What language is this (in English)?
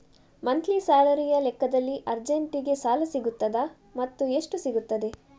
Kannada